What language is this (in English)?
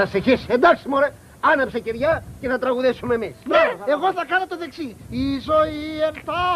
Greek